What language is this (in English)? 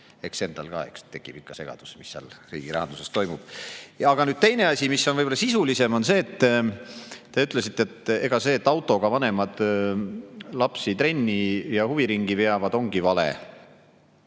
Estonian